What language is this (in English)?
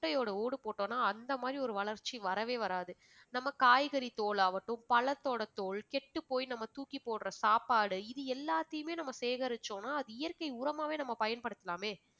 Tamil